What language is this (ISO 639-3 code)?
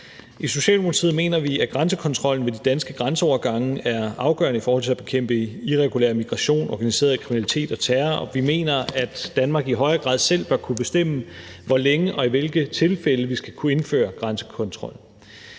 dan